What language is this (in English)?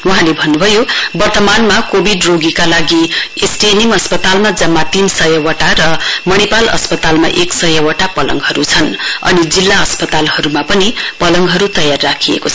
Nepali